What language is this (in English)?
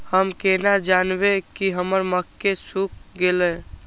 Maithili